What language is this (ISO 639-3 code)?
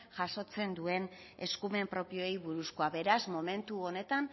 eus